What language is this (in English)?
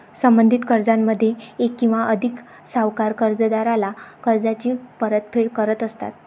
Marathi